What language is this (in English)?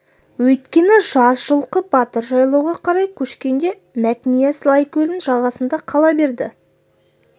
Kazakh